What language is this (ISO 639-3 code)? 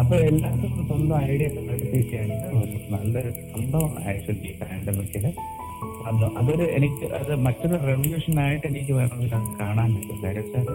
mal